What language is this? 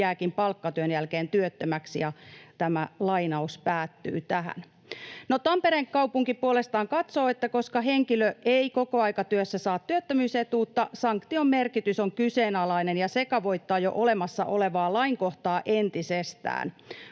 Finnish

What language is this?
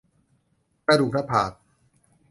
Thai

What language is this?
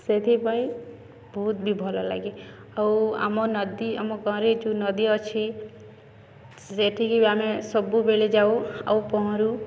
Odia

